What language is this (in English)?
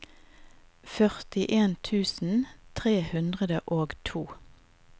Norwegian